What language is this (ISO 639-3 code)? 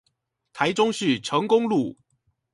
zho